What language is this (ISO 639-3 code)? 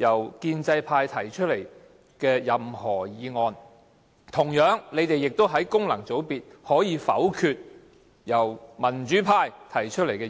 yue